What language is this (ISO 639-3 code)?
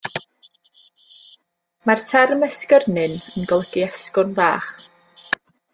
cym